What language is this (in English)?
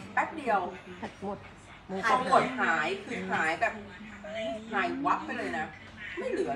Thai